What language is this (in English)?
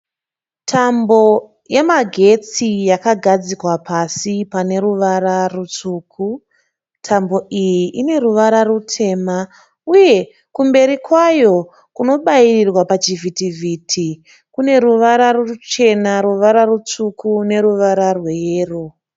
Shona